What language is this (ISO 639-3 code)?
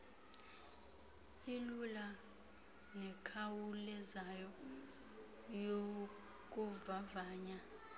xho